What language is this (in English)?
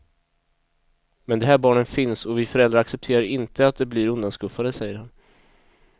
Swedish